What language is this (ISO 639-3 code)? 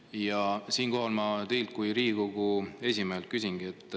est